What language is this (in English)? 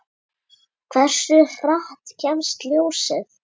Icelandic